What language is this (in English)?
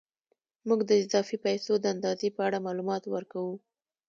Pashto